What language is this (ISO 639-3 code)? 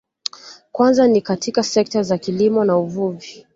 swa